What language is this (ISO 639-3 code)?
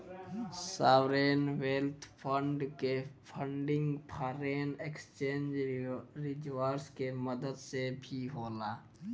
bho